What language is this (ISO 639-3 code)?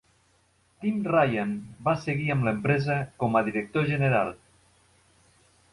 cat